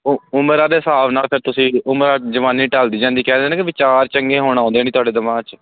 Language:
Punjabi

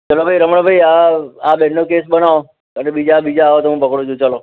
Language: Gujarati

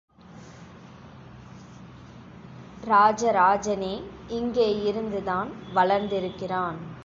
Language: Tamil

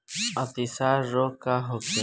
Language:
Bhojpuri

